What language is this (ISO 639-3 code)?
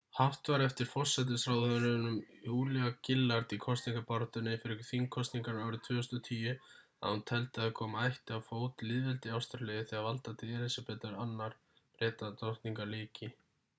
isl